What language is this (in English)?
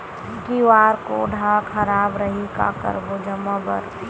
Chhattisgarhi